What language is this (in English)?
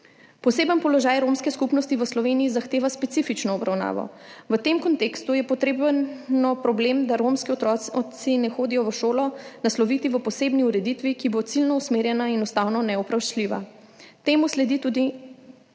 Slovenian